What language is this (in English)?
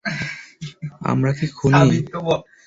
Bangla